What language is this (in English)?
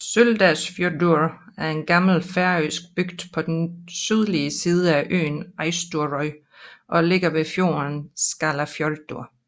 Danish